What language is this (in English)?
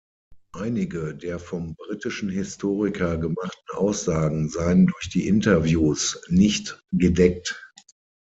German